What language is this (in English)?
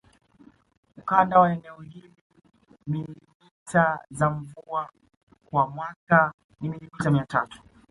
Swahili